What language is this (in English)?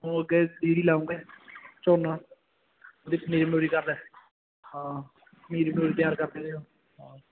Punjabi